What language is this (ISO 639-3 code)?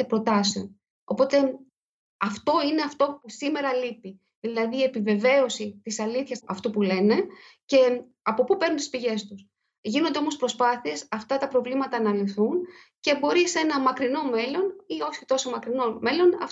ell